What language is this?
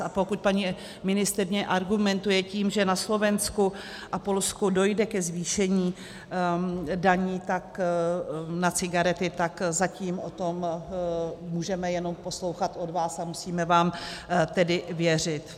Czech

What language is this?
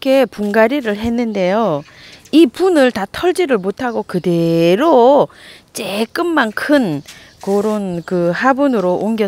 Korean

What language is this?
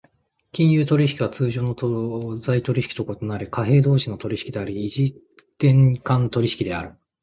Japanese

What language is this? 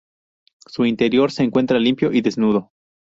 Spanish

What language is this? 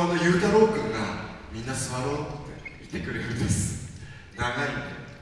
Japanese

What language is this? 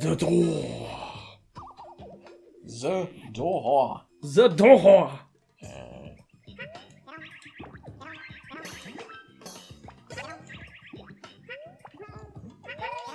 German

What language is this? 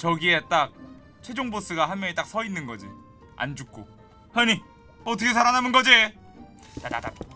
Korean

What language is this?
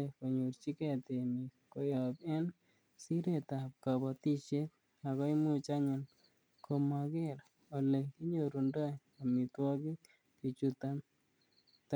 Kalenjin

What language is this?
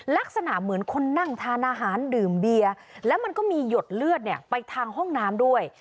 Thai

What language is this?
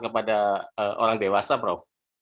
Indonesian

